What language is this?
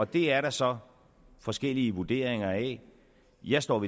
Danish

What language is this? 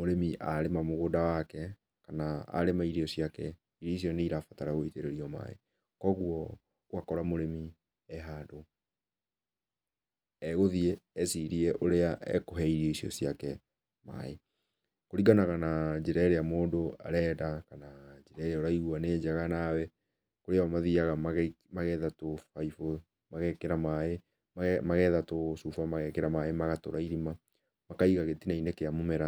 Kikuyu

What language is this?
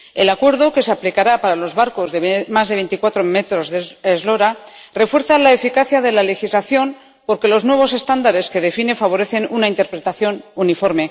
Spanish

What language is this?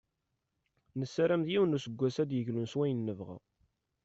Kabyle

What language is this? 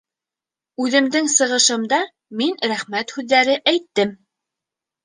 Bashkir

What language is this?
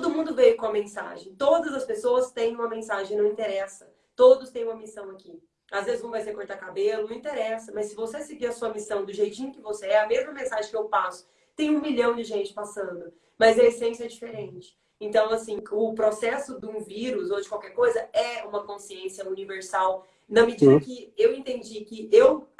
Portuguese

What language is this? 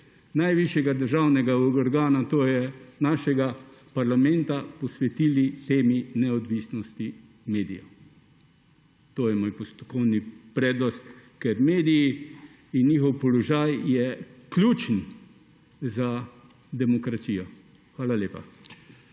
Slovenian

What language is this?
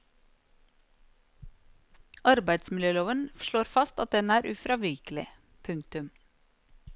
Norwegian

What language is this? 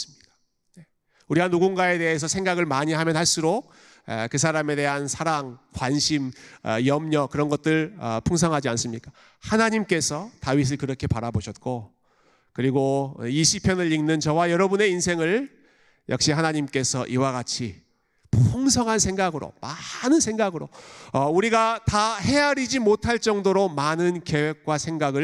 Korean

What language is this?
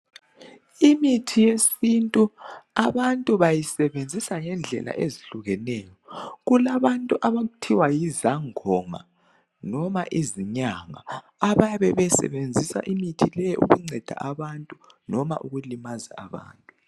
North Ndebele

